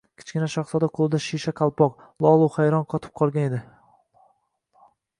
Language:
Uzbek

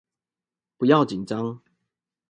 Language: Chinese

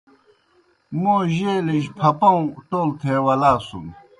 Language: Kohistani Shina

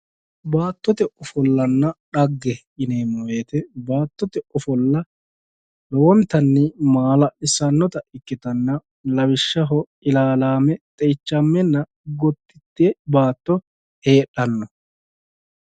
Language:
Sidamo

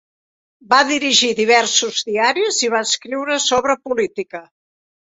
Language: Catalan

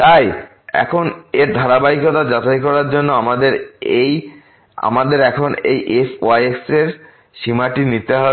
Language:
Bangla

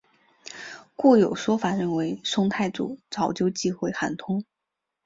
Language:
Chinese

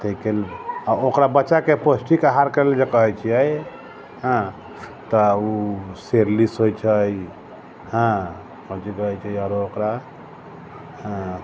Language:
Maithili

